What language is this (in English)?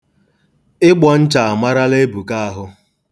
Igbo